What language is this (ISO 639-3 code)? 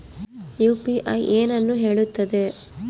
kan